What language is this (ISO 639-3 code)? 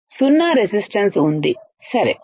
tel